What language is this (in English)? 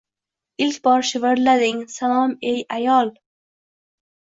Uzbek